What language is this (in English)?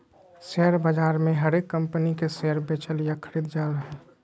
Magahi